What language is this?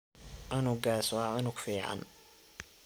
Somali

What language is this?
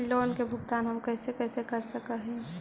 Magahi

